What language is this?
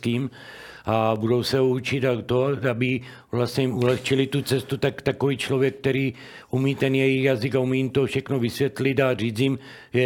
Czech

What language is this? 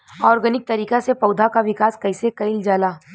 Bhojpuri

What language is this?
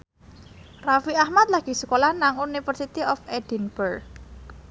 Javanese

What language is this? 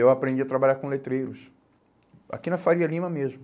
Portuguese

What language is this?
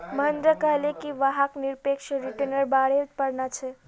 Magahi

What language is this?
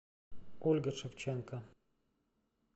Russian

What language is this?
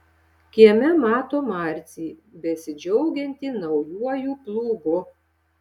Lithuanian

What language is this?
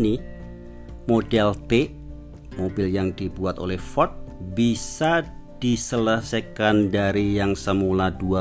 Indonesian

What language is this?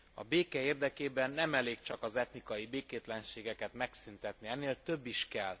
Hungarian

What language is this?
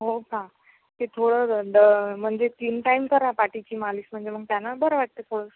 Marathi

